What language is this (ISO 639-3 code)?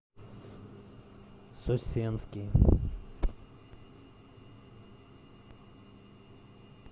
rus